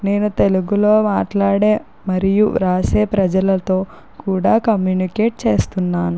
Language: Telugu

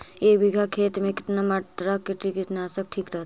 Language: Magahi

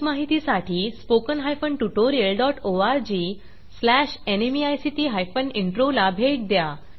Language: Marathi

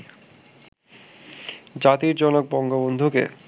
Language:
Bangla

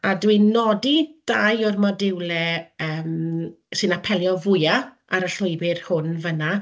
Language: Welsh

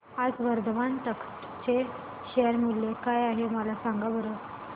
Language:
Marathi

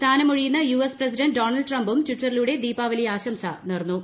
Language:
Malayalam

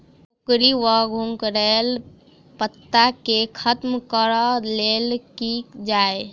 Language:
Maithili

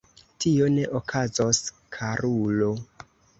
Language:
Esperanto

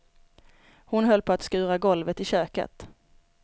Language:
Swedish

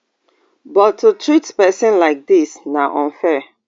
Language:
Nigerian Pidgin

